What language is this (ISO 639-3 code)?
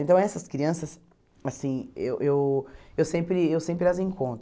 por